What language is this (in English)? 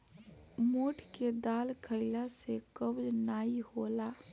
Bhojpuri